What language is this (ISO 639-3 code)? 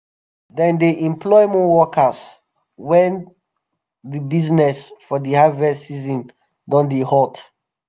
pcm